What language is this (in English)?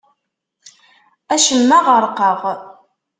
Kabyle